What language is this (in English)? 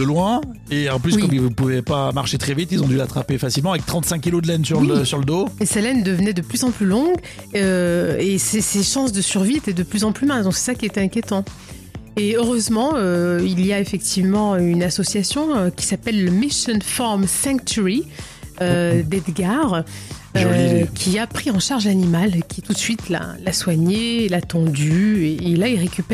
French